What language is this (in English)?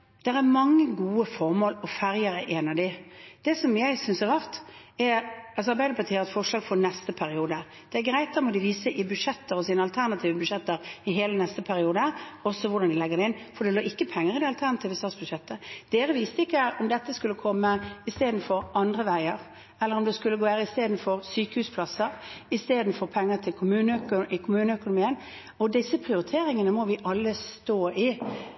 Norwegian Bokmål